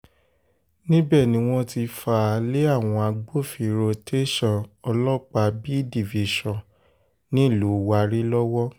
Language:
Yoruba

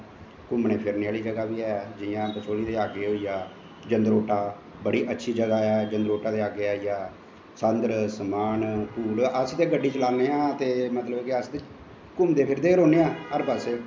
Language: Dogri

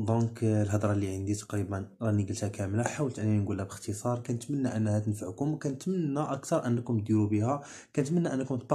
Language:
Arabic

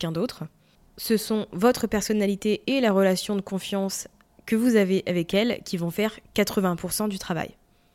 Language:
French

